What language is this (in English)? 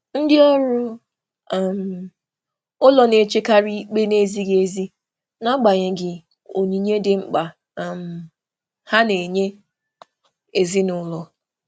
Igbo